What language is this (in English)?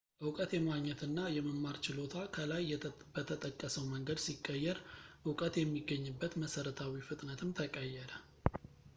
Amharic